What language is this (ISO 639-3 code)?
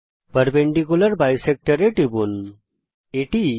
ben